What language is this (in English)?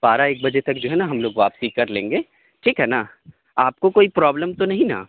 Urdu